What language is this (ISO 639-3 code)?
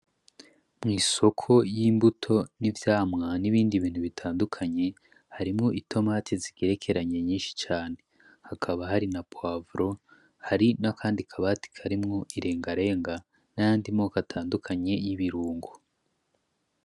run